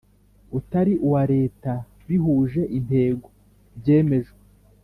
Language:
Kinyarwanda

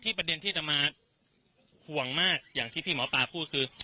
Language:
Thai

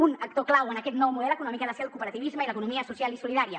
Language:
Catalan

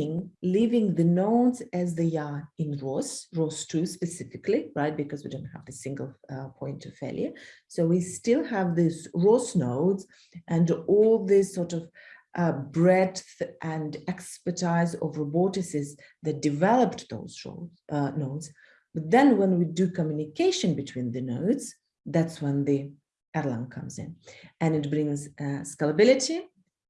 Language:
English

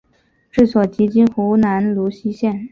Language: Chinese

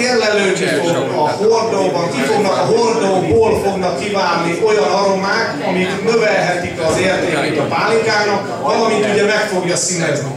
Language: Hungarian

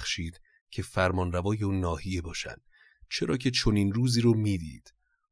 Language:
Persian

